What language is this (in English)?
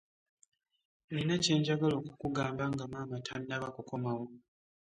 Ganda